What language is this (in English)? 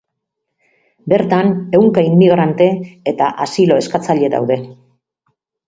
Basque